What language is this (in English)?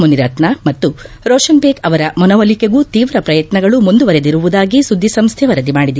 Kannada